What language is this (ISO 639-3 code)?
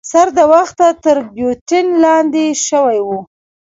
pus